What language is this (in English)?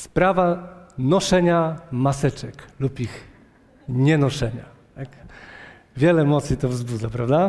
Polish